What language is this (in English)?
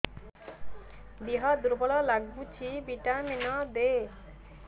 Odia